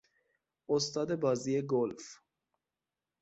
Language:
Persian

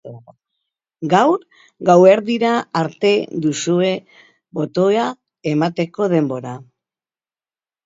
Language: Basque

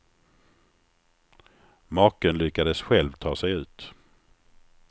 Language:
Swedish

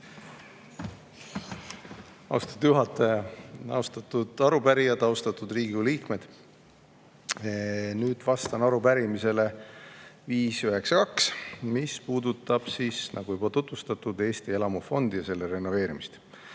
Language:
Estonian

